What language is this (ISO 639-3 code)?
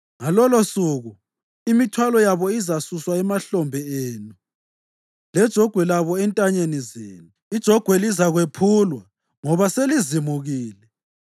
nde